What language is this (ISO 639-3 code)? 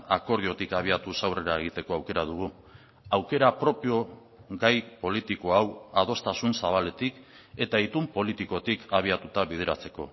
eus